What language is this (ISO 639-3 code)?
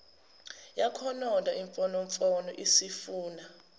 zul